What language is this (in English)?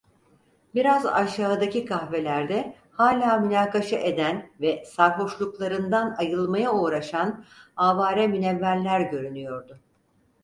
Turkish